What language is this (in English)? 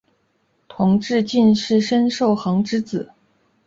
Chinese